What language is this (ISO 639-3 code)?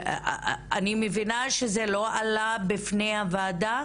heb